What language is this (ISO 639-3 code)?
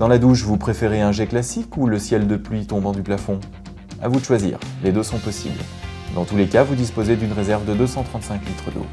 fra